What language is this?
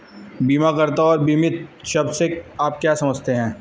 Hindi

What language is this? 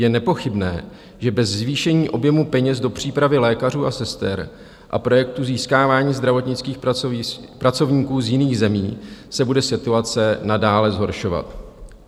Czech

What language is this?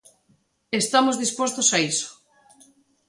Galician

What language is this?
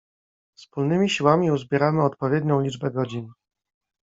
Polish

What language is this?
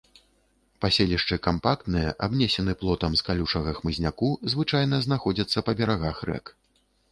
Belarusian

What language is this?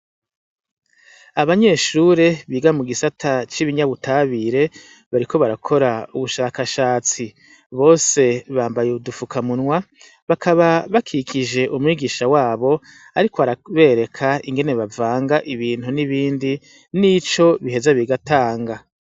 Rundi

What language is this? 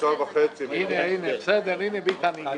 Hebrew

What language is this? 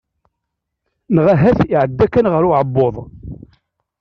Kabyle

